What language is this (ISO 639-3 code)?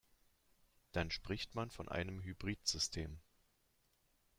deu